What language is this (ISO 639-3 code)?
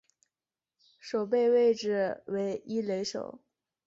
zho